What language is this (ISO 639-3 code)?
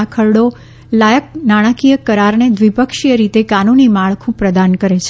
guj